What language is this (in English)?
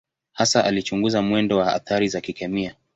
Swahili